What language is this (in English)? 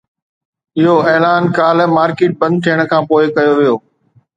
Sindhi